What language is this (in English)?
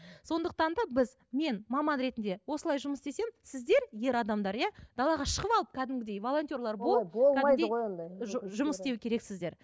Kazakh